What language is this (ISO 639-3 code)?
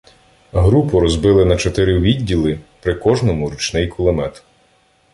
ukr